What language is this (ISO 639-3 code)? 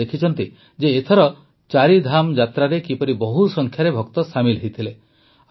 ori